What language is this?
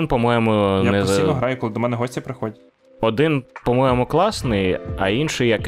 Ukrainian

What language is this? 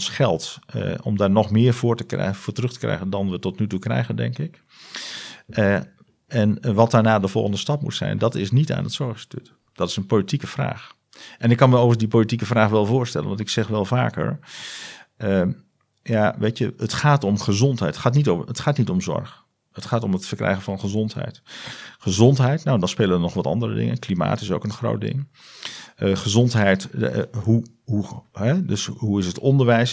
Dutch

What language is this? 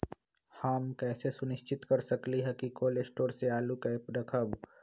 Magahi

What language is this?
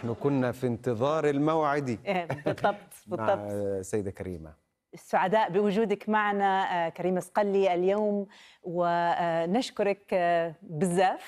Arabic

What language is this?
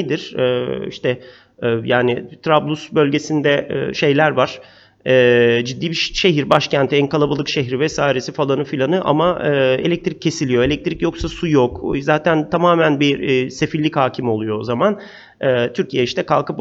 Turkish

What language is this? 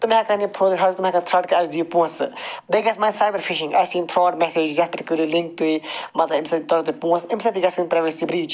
Kashmiri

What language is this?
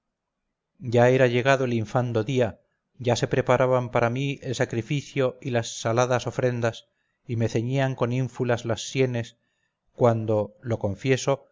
Spanish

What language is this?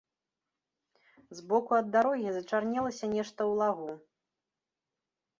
Belarusian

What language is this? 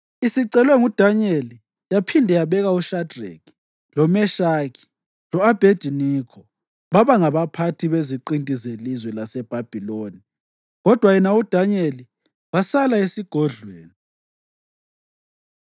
North Ndebele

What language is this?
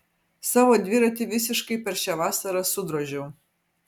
Lithuanian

